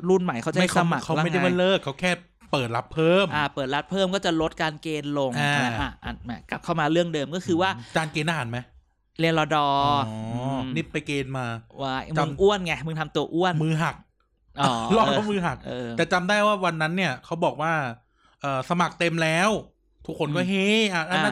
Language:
Thai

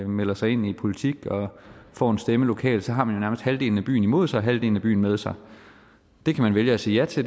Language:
Danish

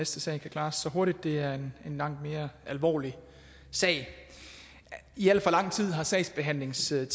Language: Danish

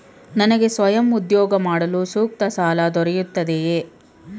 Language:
Kannada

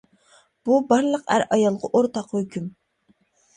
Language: Uyghur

